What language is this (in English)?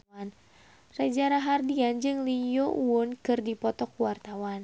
Sundanese